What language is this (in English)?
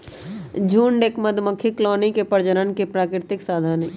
Magahi